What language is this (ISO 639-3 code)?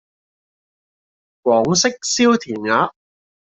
yue